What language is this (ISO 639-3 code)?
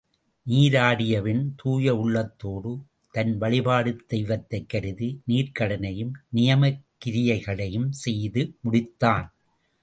tam